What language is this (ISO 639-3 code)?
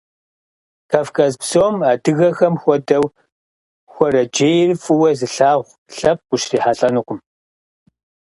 kbd